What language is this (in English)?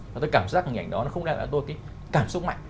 Vietnamese